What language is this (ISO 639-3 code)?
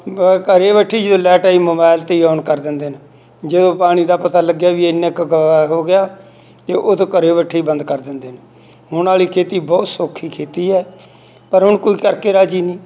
pan